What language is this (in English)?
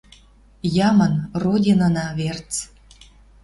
Western Mari